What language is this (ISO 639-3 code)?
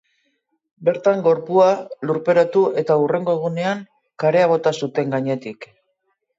eus